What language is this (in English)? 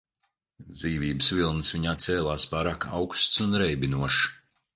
Latvian